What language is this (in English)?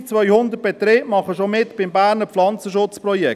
Swiss German